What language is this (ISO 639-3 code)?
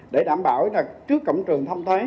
vie